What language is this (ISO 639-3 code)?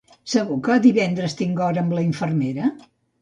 cat